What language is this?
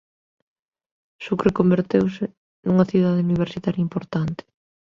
Galician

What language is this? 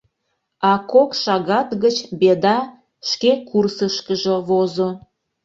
Mari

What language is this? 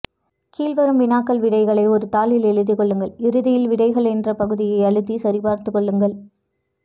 Tamil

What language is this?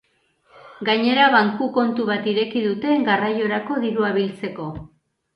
Basque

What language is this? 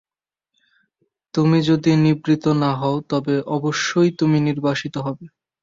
Bangla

